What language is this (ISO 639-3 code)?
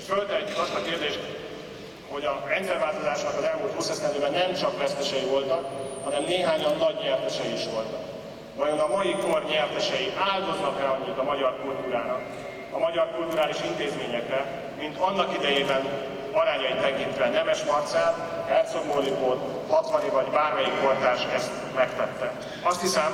hun